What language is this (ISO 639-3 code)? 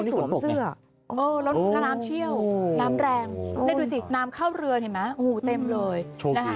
tha